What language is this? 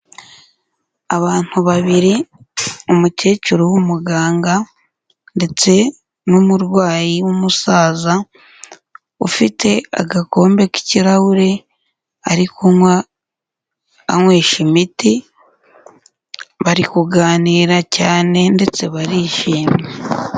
Kinyarwanda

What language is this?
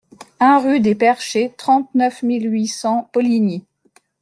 French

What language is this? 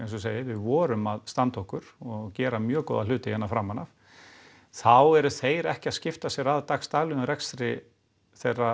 Icelandic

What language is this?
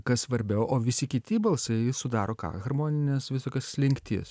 Lithuanian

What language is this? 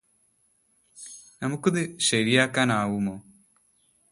Malayalam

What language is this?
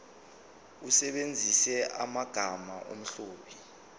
Zulu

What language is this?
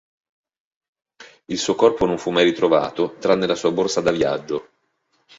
Italian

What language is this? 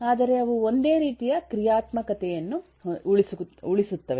Kannada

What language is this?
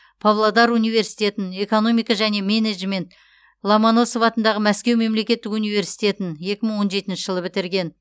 Kazakh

